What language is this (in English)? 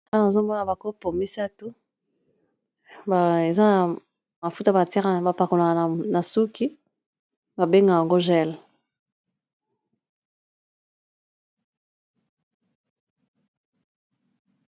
Lingala